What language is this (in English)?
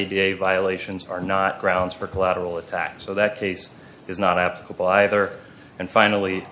English